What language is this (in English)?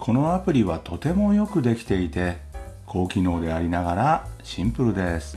Japanese